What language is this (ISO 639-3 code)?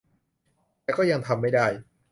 tha